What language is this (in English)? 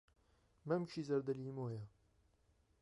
Central Kurdish